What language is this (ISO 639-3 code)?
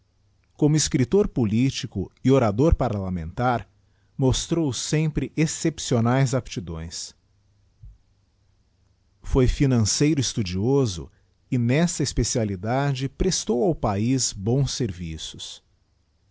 por